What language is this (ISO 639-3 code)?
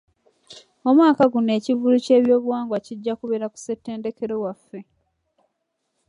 lug